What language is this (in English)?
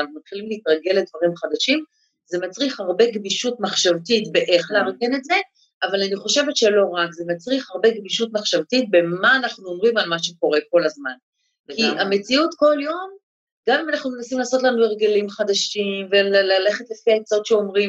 Hebrew